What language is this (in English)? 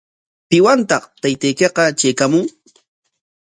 Corongo Ancash Quechua